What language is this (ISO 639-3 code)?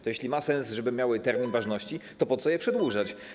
pol